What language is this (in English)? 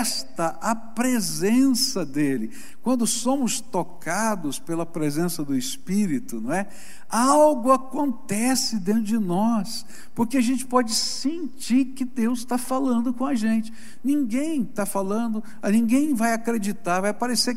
Portuguese